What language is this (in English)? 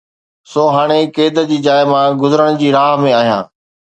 Sindhi